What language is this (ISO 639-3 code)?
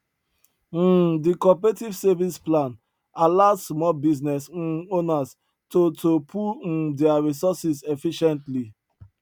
pcm